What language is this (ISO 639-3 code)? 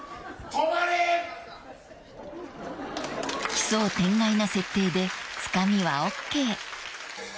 jpn